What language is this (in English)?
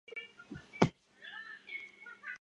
Chinese